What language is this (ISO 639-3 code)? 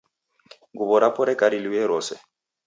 dav